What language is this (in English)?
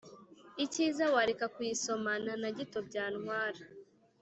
Kinyarwanda